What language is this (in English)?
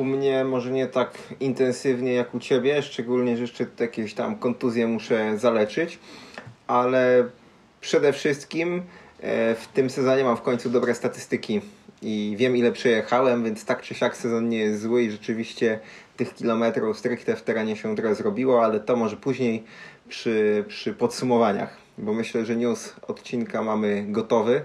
Polish